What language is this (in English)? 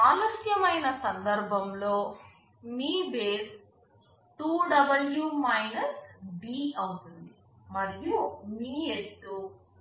Telugu